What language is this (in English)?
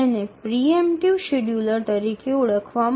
Bangla